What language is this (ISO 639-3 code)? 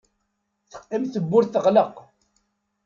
kab